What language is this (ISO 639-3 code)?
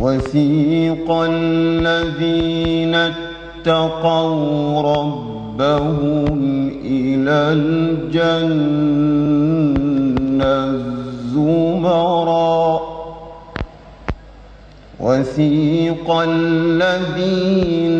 ara